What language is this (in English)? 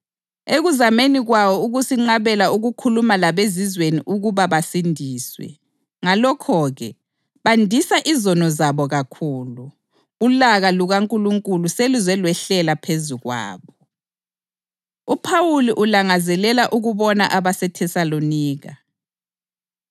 North Ndebele